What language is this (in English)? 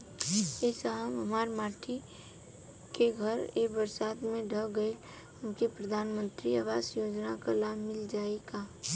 Bhojpuri